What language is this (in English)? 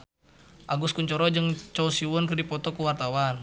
Sundanese